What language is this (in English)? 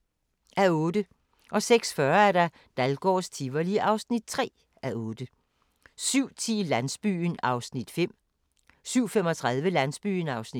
Danish